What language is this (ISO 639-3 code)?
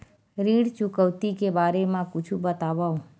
hne